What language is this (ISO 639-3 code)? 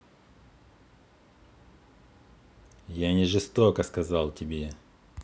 rus